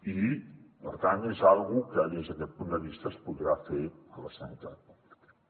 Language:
Catalan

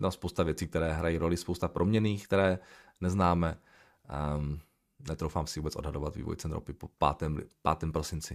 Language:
Czech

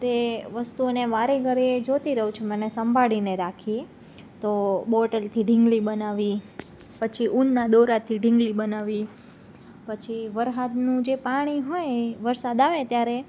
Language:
Gujarati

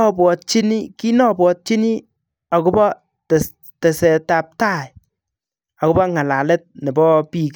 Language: Kalenjin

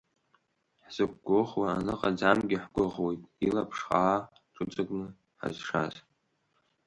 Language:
Abkhazian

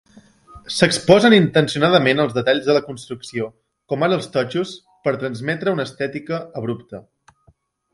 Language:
Catalan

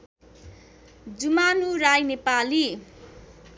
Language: Nepali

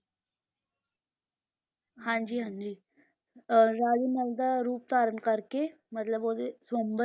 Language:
Punjabi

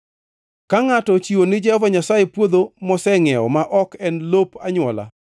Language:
Luo (Kenya and Tanzania)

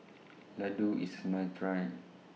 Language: English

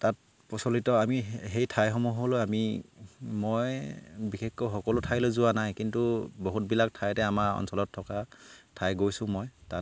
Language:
Assamese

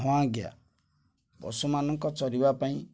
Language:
Odia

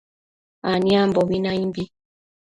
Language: Matsés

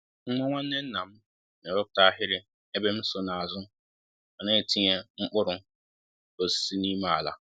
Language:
Igbo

